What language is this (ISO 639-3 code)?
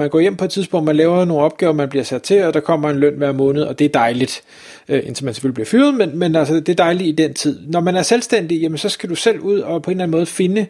dan